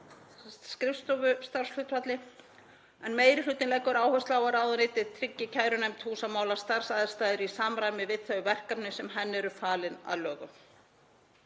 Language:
Icelandic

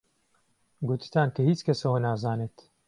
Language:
Central Kurdish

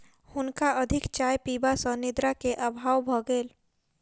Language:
Maithili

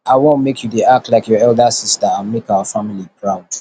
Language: Nigerian Pidgin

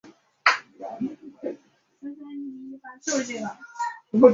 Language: Chinese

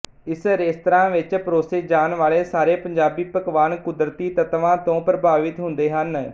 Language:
Punjabi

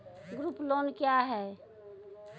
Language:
Maithili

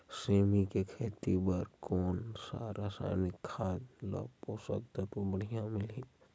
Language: Chhattisgarhi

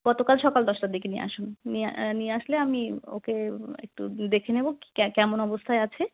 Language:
Bangla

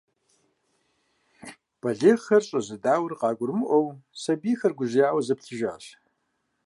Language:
Kabardian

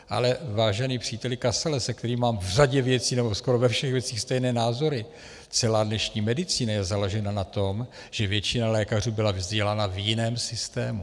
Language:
Czech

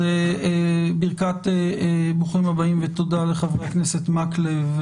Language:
Hebrew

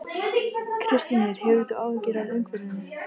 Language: Icelandic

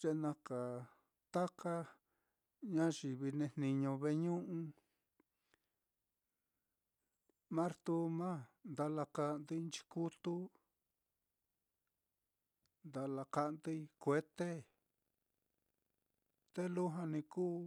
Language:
Mitlatongo Mixtec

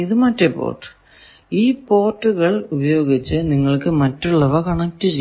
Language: Malayalam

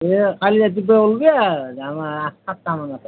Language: Assamese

